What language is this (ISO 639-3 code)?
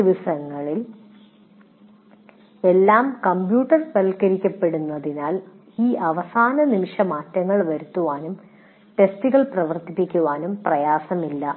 mal